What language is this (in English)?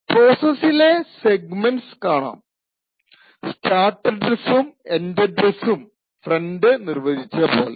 Malayalam